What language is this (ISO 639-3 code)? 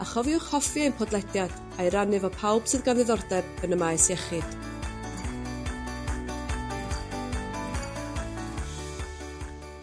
cym